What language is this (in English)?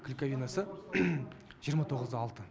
Kazakh